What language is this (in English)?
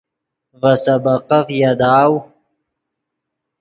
Yidgha